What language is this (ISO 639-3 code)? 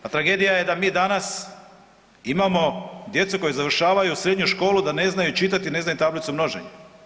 hrv